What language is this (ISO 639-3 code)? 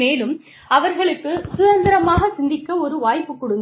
tam